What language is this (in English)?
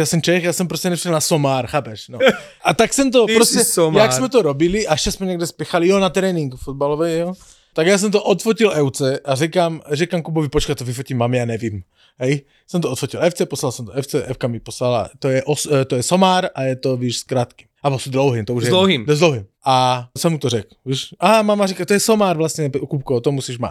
Slovak